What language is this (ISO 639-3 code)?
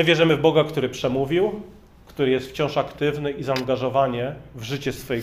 pol